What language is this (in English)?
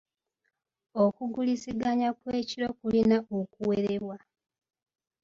Ganda